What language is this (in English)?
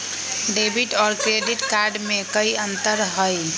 Magahi